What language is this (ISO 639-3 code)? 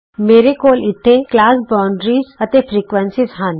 pan